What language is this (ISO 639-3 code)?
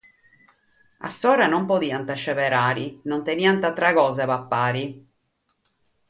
srd